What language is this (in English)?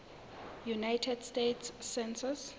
Southern Sotho